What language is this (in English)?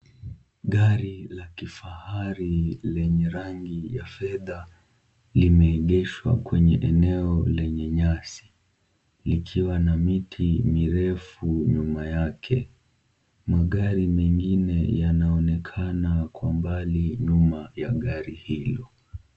Swahili